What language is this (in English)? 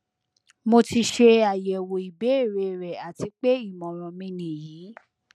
Yoruba